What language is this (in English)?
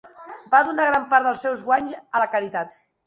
Catalan